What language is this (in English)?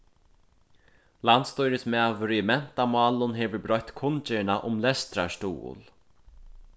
Faroese